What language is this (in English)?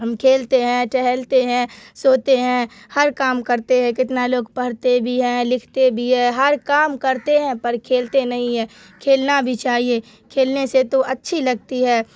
Urdu